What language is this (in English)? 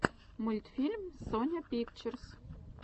Russian